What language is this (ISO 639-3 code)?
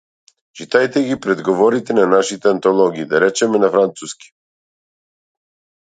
mkd